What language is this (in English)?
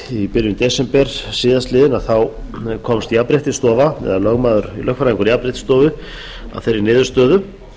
Icelandic